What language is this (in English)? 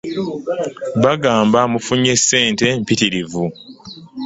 Ganda